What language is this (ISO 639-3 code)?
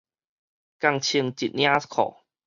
nan